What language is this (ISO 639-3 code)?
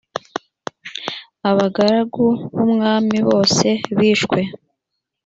kin